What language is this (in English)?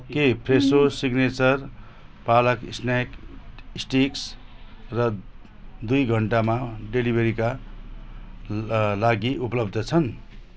Nepali